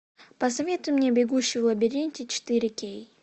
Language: Russian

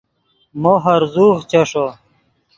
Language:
Yidgha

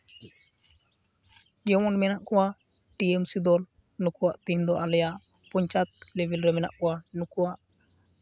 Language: Santali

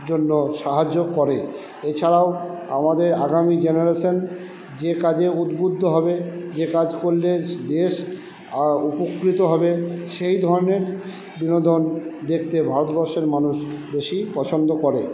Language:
Bangla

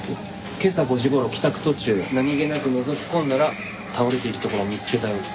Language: Japanese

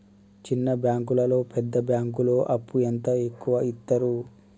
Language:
Telugu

